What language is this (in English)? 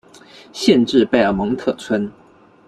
Chinese